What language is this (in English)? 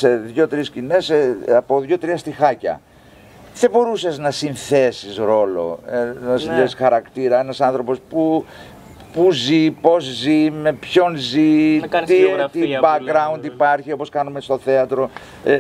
Greek